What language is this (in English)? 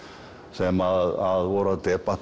Icelandic